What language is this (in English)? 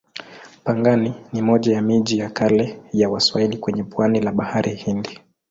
Swahili